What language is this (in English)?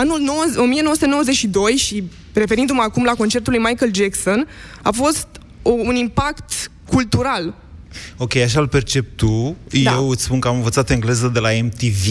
Romanian